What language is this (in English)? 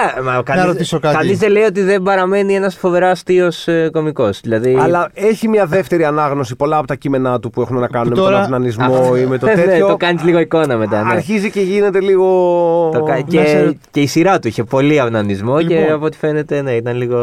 Greek